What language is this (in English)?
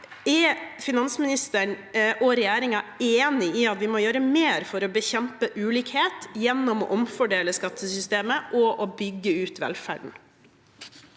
Norwegian